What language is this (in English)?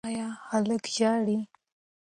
Pashto